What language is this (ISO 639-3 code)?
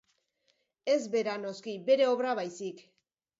eus